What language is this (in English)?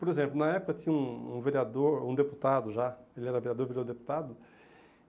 Portuguese